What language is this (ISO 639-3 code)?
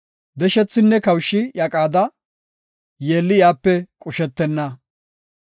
gof